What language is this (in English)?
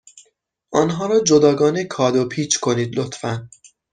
Persian